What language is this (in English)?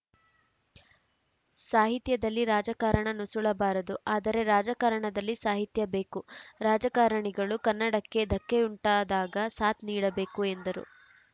Kannada